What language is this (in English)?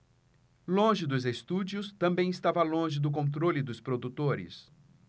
Portuguese